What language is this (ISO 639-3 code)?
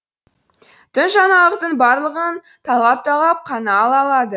kaz